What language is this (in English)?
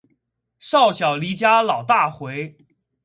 Chinese